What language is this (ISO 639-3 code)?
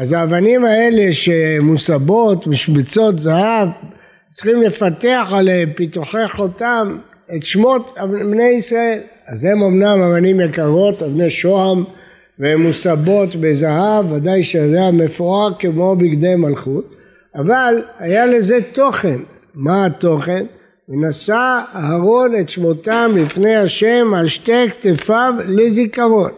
heb